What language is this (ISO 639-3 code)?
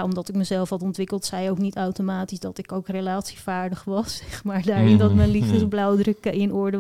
nld